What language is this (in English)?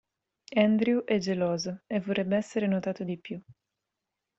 Italian